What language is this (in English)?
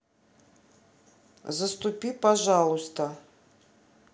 Russian